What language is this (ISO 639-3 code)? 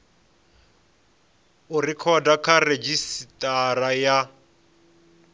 ven